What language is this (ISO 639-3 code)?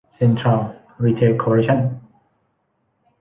tha